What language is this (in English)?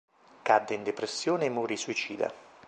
Italian